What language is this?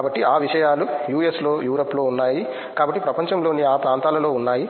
Telugu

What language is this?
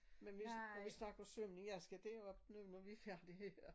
Danish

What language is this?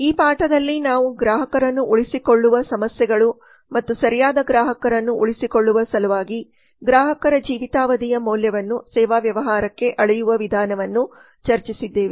Kannada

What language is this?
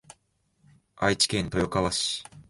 Japanese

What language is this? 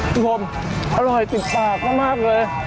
Thai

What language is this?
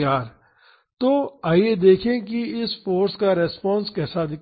Hindi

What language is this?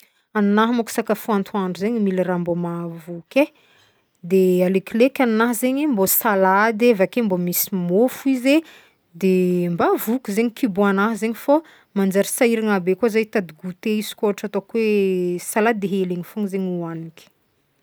Northern Betsimisaraka Malagasy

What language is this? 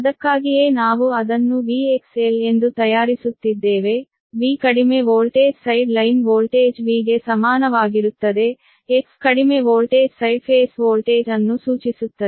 Kannada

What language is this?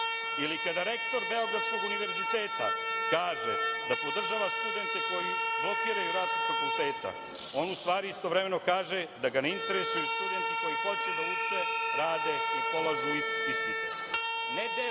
Serbian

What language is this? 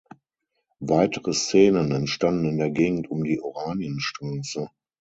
German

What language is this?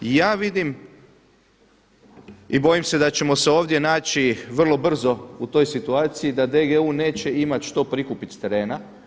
Croatian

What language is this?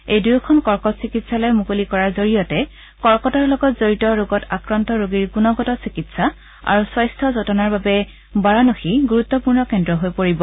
Assamese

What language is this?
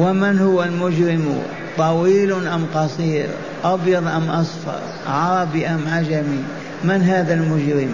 Arabic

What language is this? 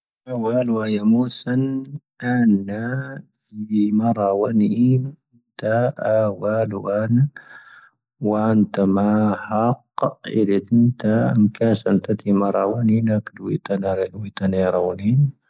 Tahaggart Tamahaq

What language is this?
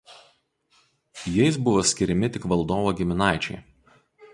Lithuanian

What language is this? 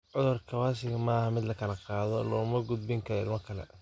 Somali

